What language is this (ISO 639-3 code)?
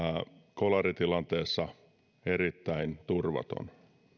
fin